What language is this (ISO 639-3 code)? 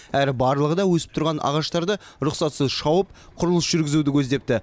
kaz